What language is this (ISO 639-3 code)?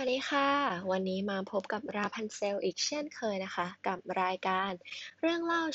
tha